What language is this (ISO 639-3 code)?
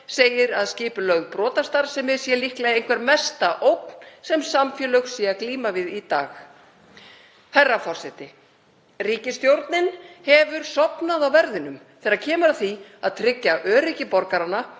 isl